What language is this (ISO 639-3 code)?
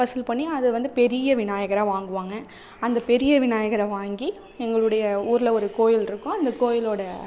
tam